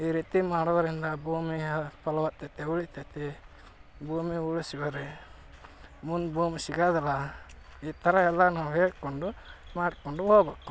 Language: Kannada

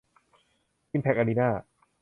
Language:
Thai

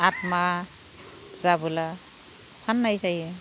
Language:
Bodo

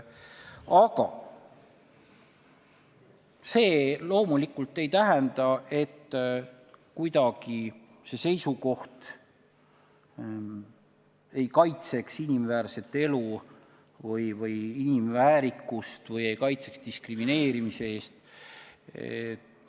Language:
Estonian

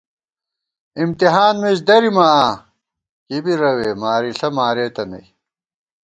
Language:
Gawar-Bati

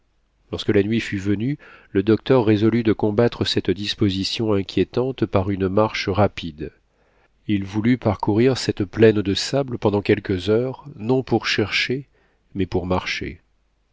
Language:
French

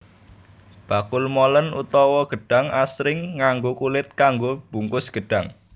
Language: Javanese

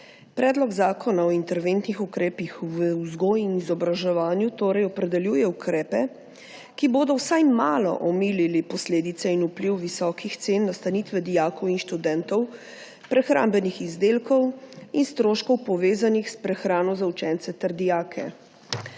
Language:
Slovenian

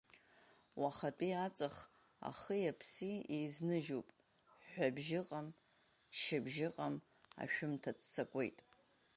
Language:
Abkhazian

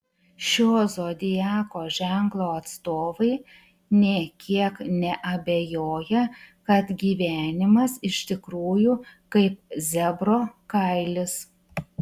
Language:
Lithuanian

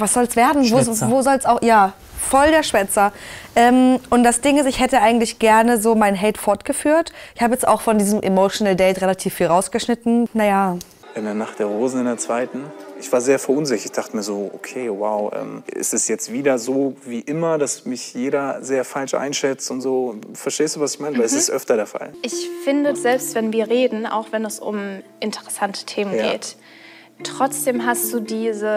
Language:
German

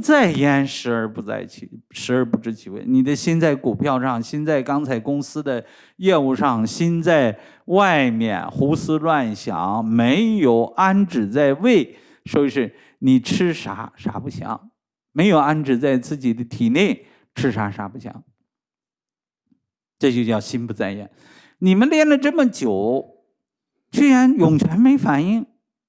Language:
Chinese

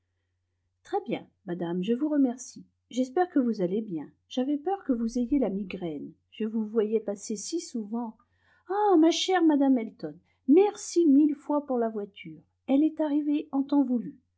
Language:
French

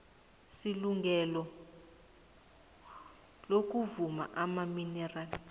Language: South Ndebele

